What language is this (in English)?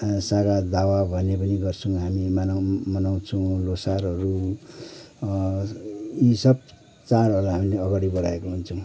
Nepali